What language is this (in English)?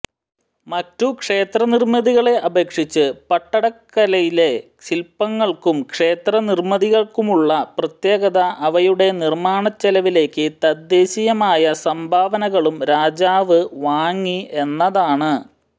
Malayalam